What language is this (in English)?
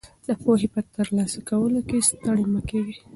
Pashto